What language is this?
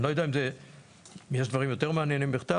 Hebrew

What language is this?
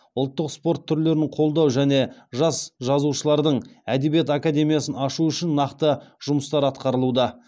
Kazakh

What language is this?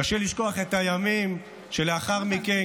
Hebrew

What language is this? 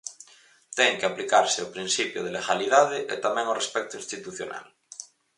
Galician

